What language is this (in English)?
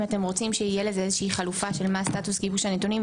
Hebrew